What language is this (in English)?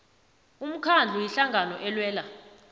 South Ndebele